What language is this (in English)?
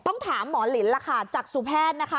Thai